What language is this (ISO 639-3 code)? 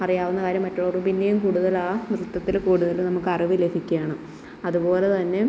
mal